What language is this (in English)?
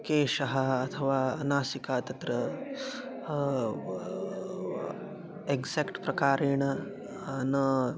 Sanskrit